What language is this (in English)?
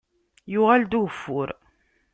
Kabyle